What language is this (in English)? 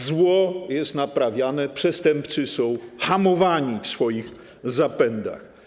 Polish